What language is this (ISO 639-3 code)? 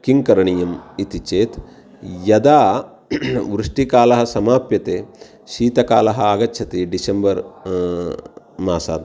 san